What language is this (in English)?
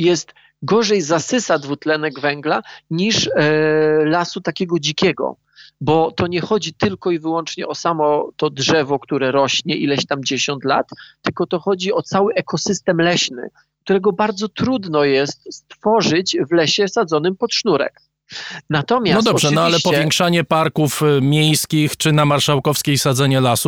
Polish